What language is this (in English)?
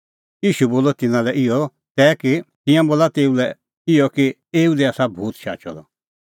Kullu Pahari